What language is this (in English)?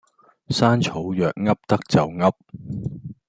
Cantonese